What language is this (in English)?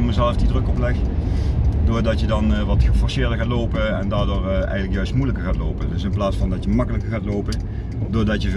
Dutch